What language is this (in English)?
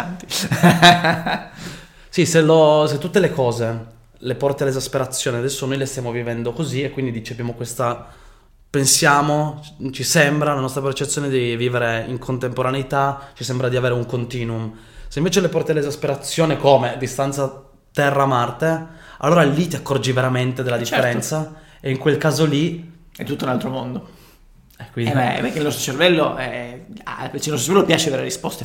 Italian